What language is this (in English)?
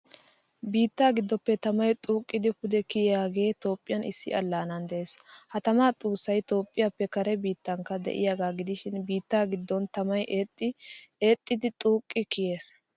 Wolaytta